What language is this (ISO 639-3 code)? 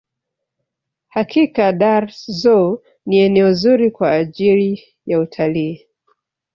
swa